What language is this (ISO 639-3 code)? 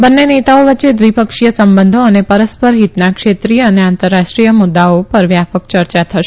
guj